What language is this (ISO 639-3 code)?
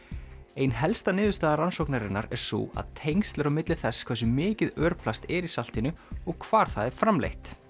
isl